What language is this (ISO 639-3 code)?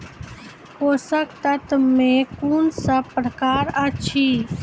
mai